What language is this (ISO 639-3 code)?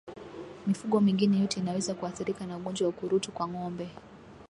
swa